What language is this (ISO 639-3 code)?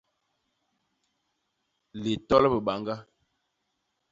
bas